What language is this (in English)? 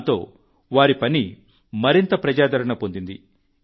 Telugu